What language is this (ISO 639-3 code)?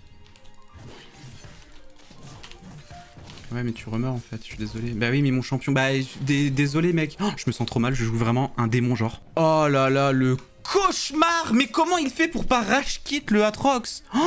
fra